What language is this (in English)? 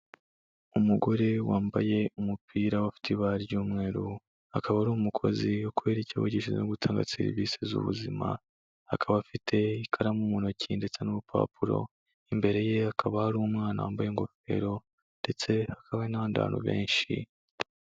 Kinyarwanda